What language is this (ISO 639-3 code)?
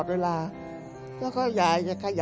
tha